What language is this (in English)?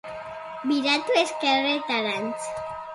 Basque